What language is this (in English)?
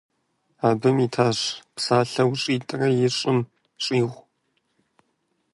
Kabardian